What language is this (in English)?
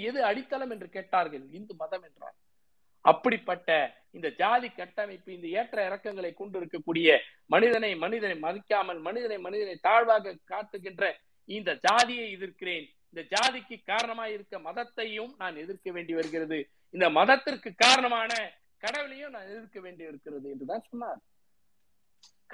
Tamil